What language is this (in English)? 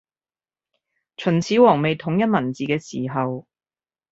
Cantonese